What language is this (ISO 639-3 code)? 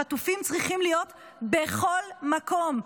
heb